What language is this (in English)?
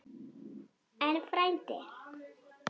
Icelandic